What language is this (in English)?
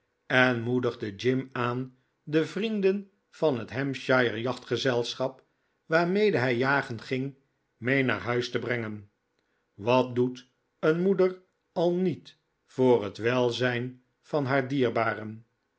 Dutch